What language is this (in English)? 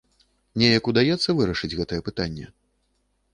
Belarusian